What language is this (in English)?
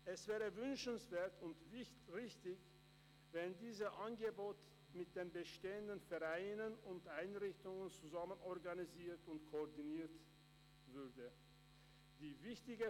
Swiss German